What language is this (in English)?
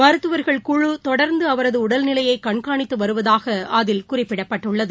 Tamil